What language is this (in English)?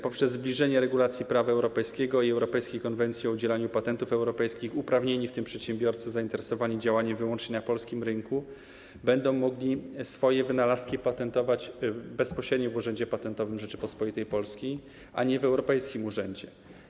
Polish